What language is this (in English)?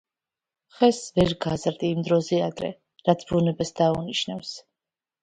Georgian